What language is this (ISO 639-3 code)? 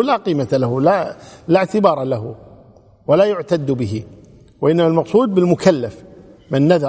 ara